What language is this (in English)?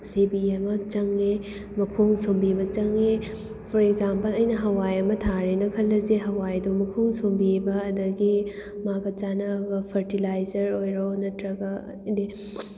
Manipuri